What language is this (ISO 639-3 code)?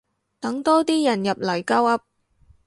yue